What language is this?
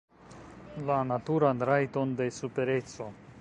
Esperanto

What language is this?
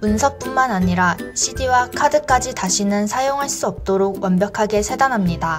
Korean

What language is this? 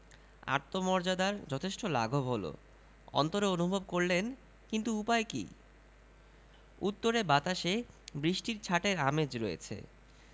Bangla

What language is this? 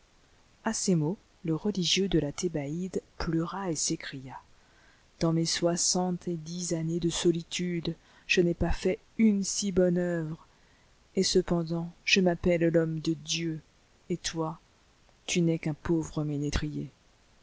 French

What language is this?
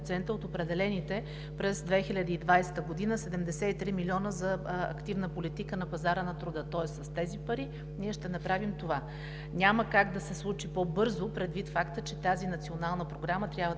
Bulgarian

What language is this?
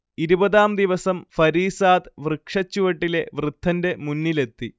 Malayalam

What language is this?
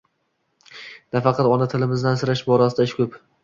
Uzbek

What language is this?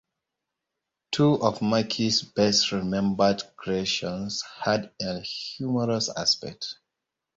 English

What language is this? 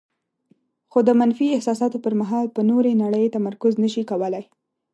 Pashto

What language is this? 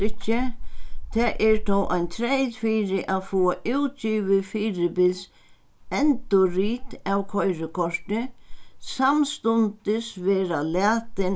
Faroese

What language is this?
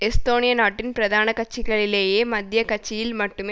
Tamil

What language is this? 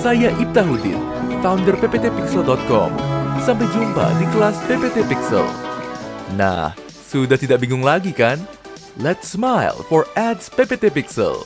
Indonesian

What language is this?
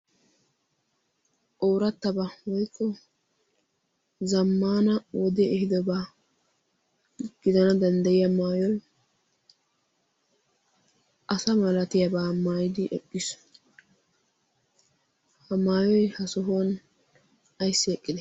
Wolaytta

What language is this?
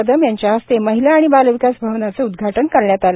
Marathi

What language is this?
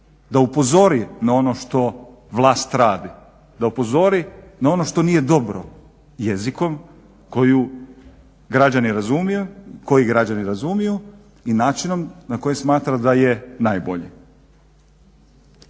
Croatian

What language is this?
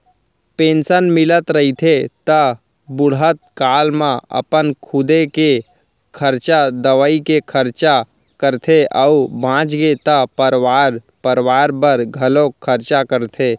Chhattisgarhi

